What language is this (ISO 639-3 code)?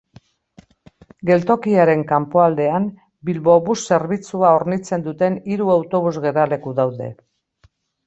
eus